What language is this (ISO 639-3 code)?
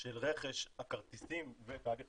heb